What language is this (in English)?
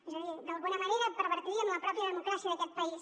Catalan